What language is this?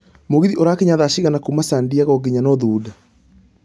Kikuyu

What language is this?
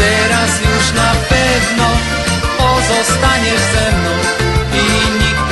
Polish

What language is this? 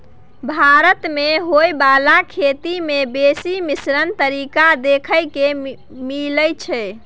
Maithili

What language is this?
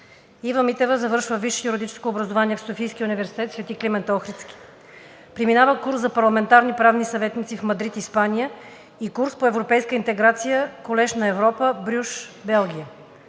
Bulgarian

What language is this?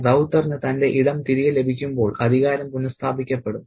Malayalam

